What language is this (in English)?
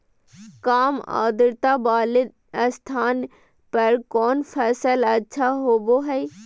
Magahi